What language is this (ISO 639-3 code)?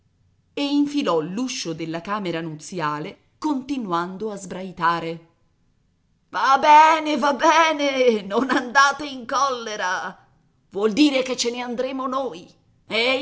ita